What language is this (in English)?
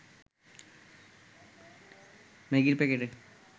Bangla